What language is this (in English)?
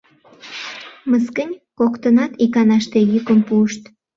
Mari